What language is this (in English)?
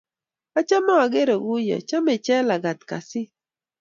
Kalenjin